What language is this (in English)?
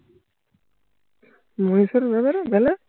Bangla